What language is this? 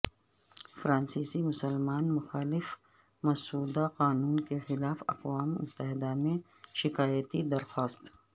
Urdu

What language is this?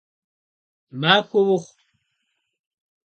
Kabardian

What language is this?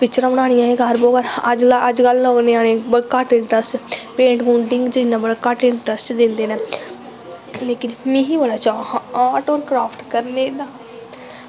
Dogri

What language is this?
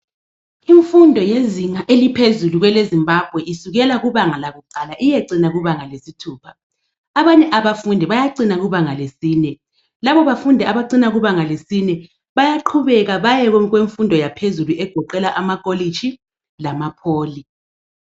North Ndebele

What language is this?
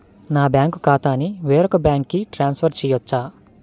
Telugu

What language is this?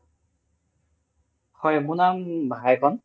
Assamese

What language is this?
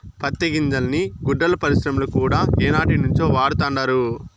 Telugu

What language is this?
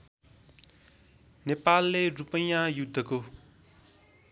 Nepali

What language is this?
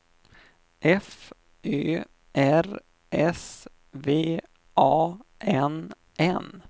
Swedish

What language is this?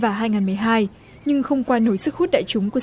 Vietnamese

